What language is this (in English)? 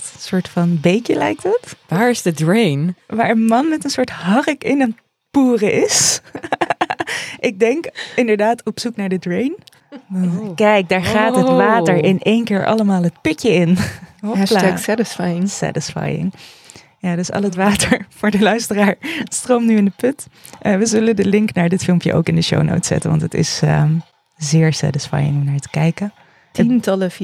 Dutch